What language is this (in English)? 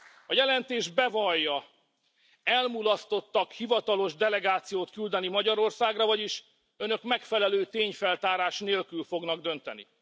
Hungarian